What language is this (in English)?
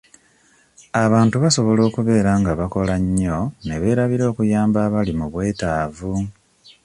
Ganda